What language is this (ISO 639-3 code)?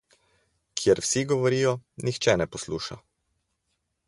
slv